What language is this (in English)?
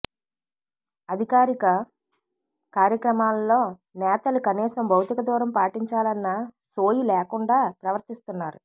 Telugu